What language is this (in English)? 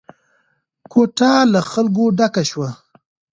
Pashto